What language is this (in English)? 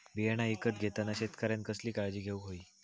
Marathi